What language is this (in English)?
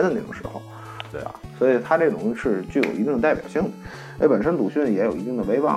Chinese